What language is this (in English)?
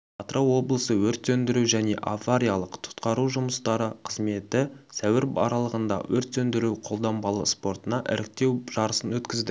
Kazakh